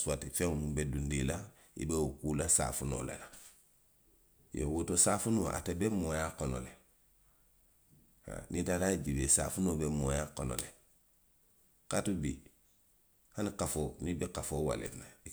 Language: Western Maninkakan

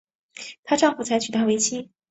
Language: Chinese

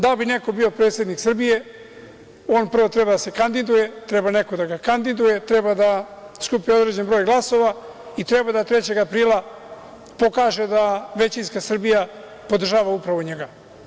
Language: Serbian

